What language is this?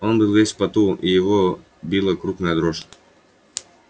Russian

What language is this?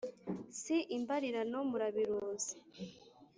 Kinyarwanda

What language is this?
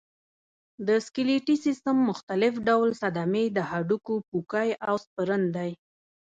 Pashto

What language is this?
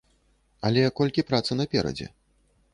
Belarusian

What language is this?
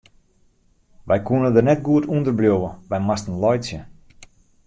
Western Frisian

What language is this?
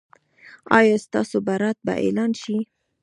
Pashto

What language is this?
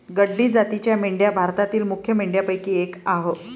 Marathi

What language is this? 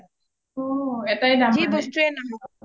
Assamese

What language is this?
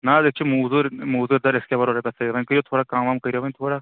Kashmiri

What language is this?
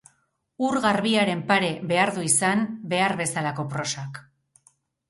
Basque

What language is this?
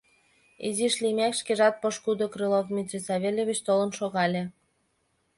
Mari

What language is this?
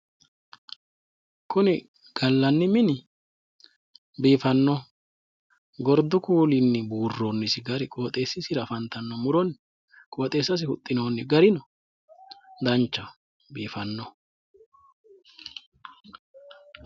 Sidamo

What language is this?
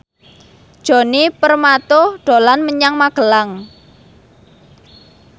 Javanese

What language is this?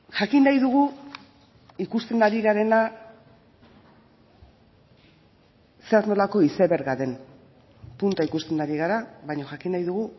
Basque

